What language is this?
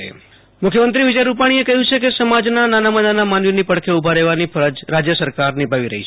Gujarati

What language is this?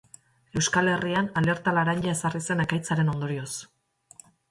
Basque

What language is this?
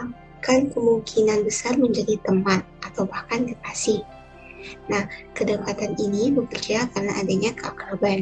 Indonesian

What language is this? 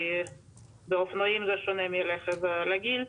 Hebrew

